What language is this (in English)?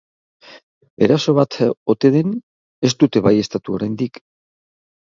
Basque